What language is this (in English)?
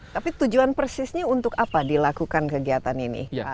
Indonesian